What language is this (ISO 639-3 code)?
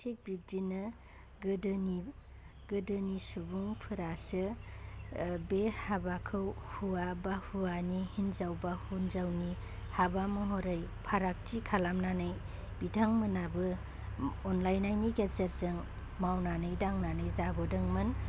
brx